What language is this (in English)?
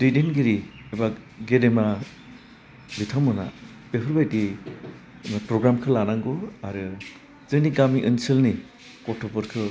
Bodo